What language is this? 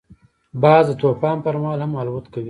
Pashto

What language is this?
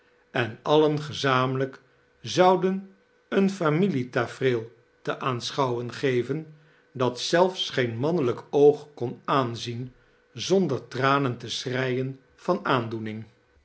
Dutch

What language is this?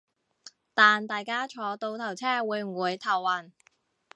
Cantonese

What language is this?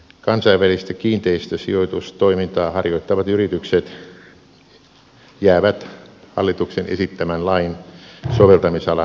Finnish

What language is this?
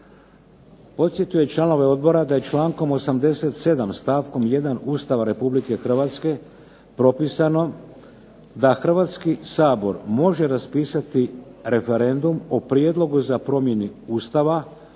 Croatian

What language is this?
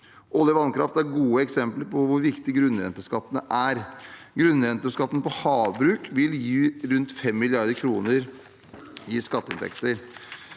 Norwegian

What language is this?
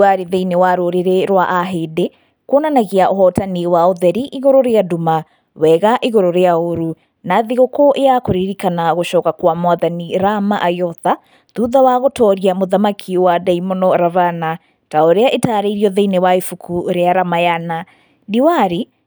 Kikuyu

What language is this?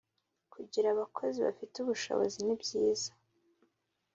Kinyarwanda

